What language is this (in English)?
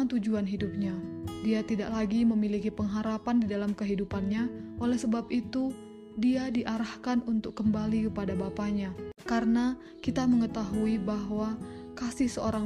Indonesian